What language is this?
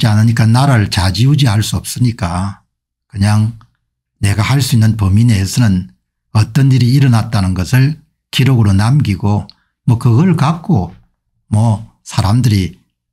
Korean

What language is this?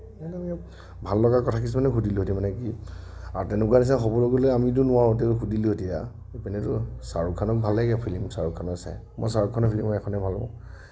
Assamese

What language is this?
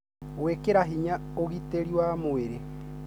Kikuyu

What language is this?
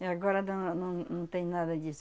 Portuguese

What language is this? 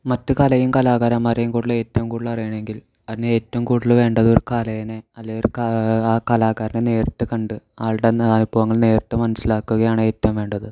Malayalam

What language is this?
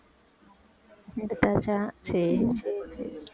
Tamil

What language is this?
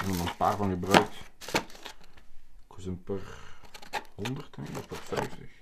Dutch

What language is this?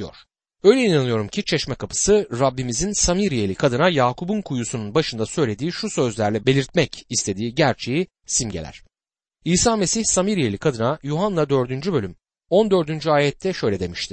Turkish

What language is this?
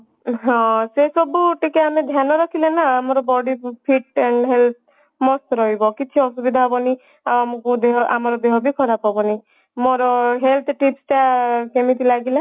Odia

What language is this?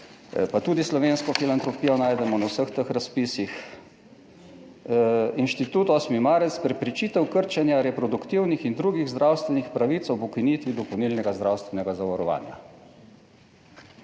Slovenian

